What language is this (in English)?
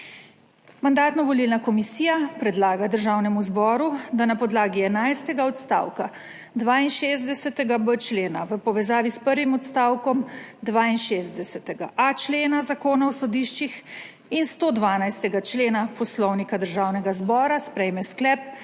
Slovenian